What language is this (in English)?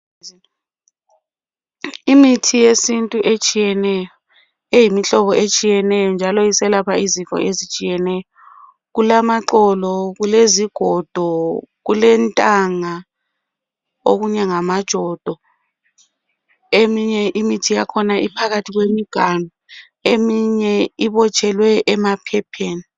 North Ndebele